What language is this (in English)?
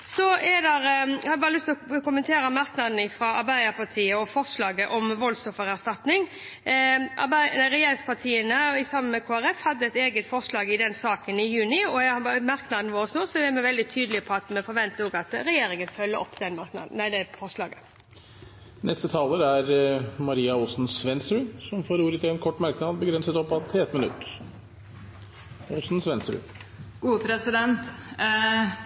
Norwegian Bokmål